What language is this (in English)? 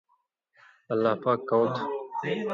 Indus Kohistani